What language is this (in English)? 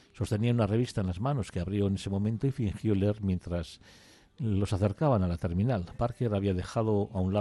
Spanish